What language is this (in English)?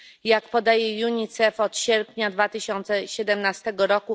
Polish